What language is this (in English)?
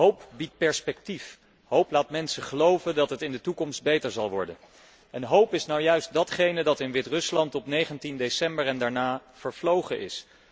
Dutch